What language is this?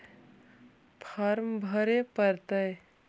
Magahi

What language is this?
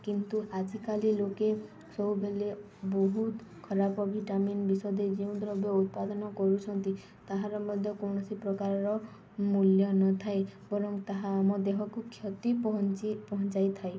Odia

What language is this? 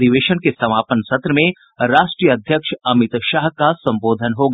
Hindi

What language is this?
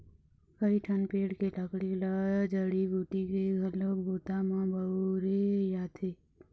Chhattisgarhi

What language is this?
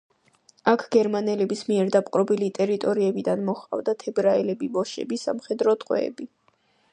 Georgian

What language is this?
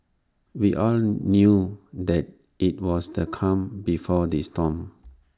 English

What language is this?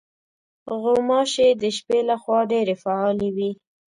Pashto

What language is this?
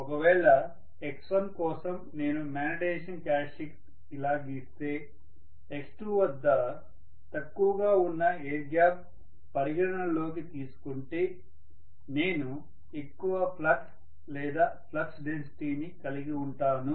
Telugu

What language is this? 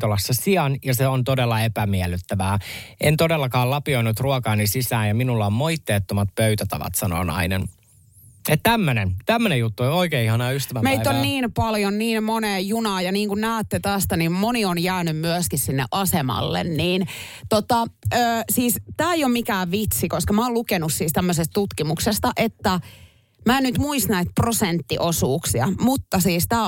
Finnish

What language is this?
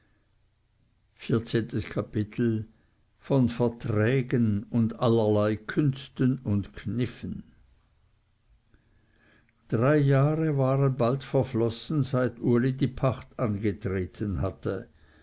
German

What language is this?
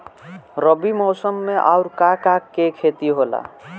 Bhojpuri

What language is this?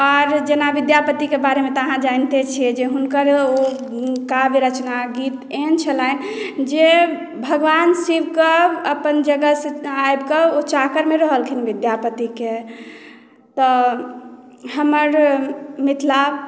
Maithili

